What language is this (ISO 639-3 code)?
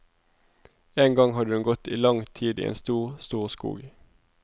nor